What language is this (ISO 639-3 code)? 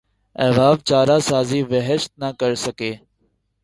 urd